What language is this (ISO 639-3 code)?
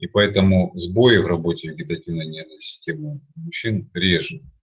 rus